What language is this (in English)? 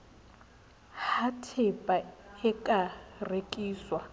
Southern Sotho